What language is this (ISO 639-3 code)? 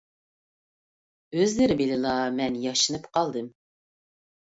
uig